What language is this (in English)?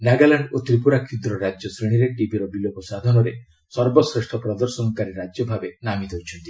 Odia